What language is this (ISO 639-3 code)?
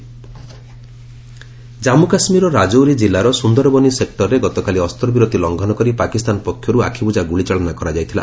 ori